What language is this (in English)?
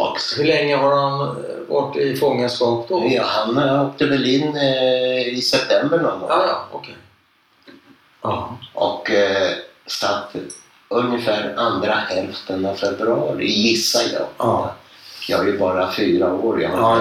Swedish